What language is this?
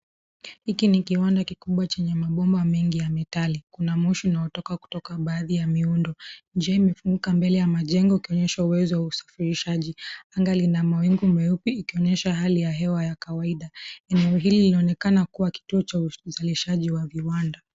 Swahili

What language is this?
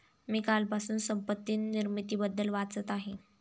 Marathi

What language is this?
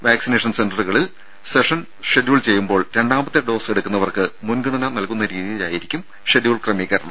Malayalam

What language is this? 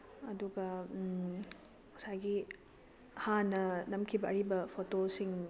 Manipuri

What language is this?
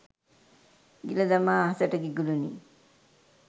Sinhala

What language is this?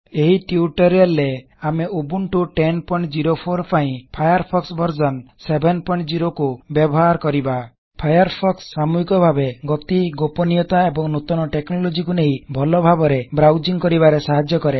Odia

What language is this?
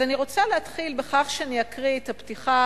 Hebrew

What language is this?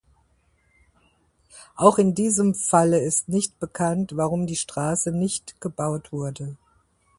German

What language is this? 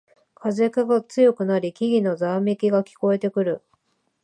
Japanese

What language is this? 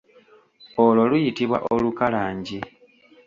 Ganda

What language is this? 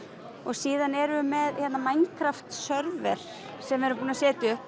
Icelandic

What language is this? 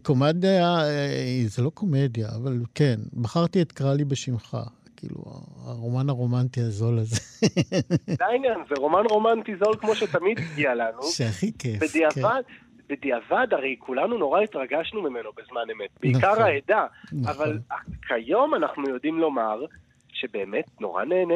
Hebrew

